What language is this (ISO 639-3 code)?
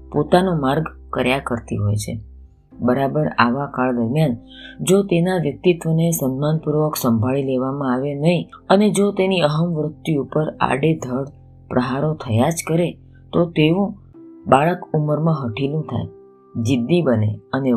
guj